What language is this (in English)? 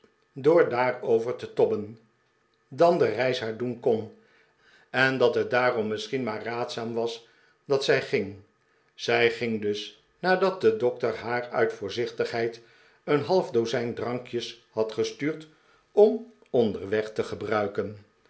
Dutch